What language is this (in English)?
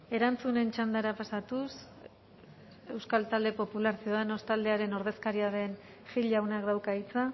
Basque